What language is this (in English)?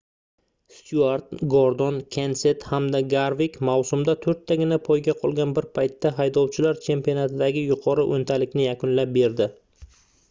Uzbek